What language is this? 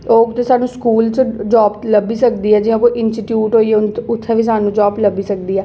Dogri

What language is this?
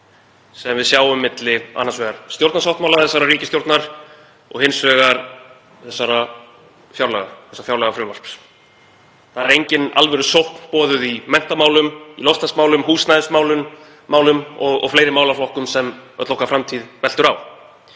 Icelandic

